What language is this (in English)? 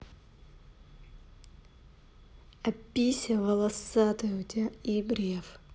Russian